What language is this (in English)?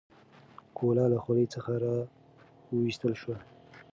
Pashto